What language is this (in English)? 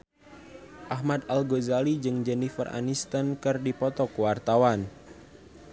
Sundanese